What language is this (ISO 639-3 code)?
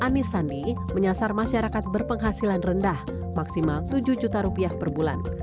ind